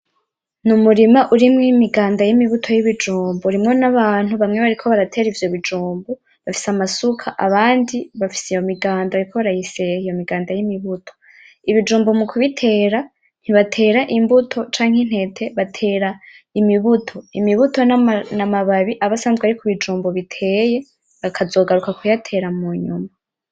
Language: Rundi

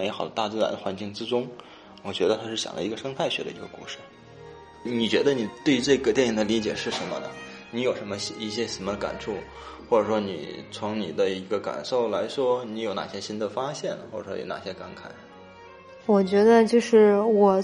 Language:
Chinese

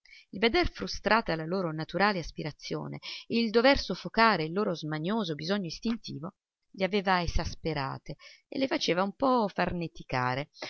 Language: Italian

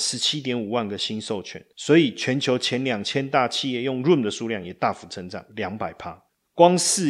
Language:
Chinese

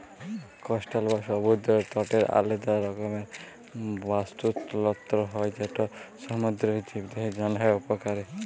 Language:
Bangla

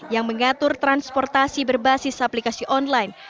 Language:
Indonesian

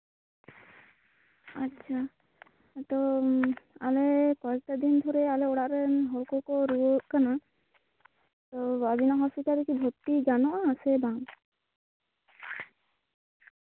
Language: Santali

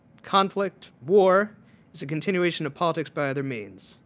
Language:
English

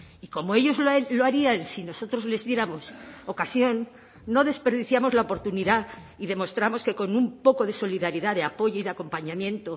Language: Spanish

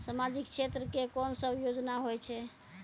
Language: Maithili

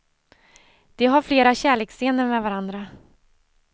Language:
Swedish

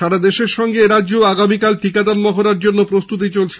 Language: Bangla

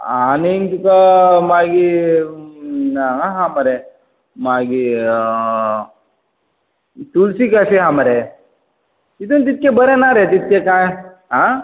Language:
Konkani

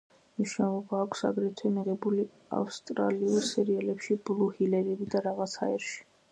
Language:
Georgian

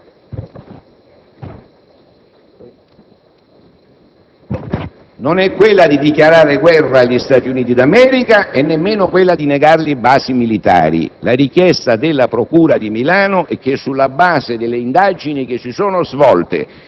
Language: Italian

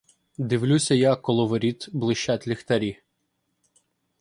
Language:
Ukrainian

